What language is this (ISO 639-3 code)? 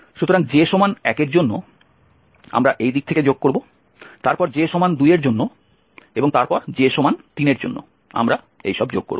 ben